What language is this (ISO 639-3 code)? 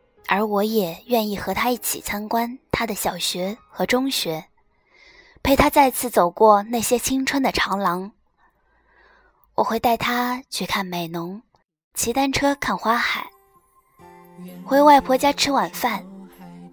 zho